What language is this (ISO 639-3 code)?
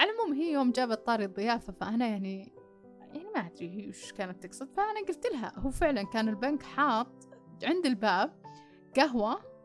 ara